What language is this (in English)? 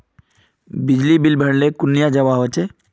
Magahi